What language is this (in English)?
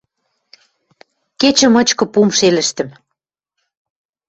Western Mari